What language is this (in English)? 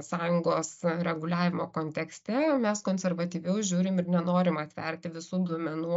Lithuanian